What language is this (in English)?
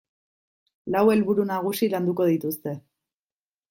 Basque